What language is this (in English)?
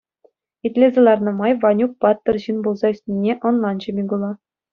Chuvash